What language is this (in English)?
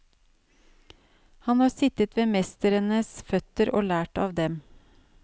Norwegian